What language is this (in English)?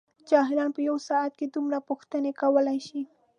Pashto